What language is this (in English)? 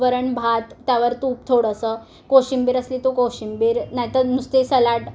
Marathi